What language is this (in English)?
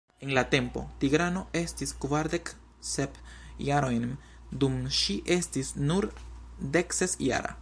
Esperanto